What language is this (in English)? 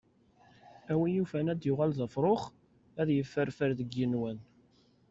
Kabyle